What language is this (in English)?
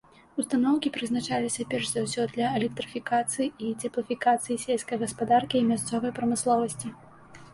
Belarusian